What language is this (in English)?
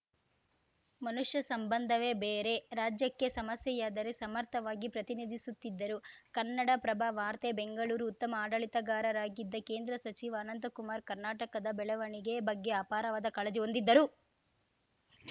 Kannada